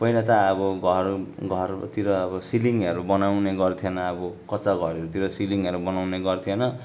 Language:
Nepali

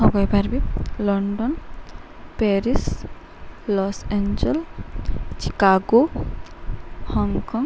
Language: Odia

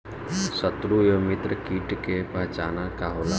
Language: Bhojpuri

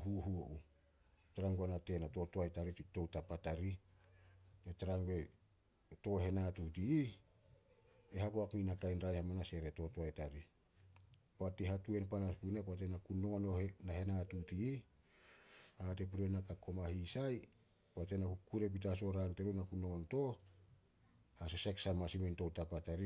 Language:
Solos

